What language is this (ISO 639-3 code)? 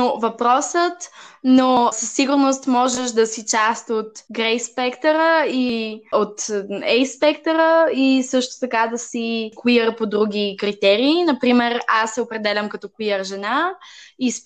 bul